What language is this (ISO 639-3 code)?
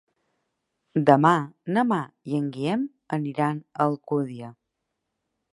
cat